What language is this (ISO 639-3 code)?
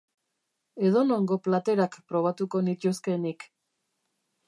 eus